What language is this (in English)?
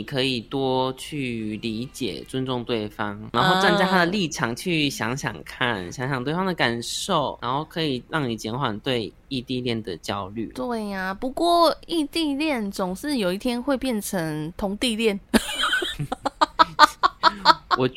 Chinese